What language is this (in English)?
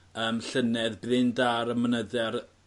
Welsh